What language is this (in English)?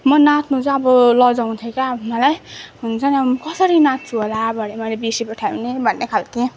Nepali